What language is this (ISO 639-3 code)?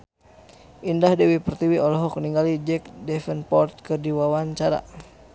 sun